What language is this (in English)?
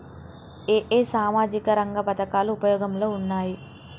Telugu